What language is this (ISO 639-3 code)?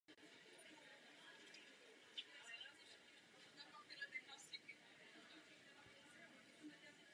ces